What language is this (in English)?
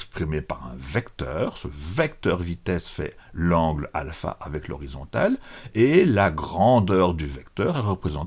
French